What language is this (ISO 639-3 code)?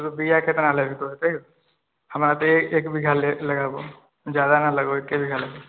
mai